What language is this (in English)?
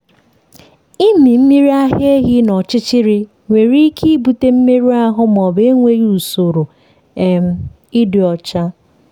Igbo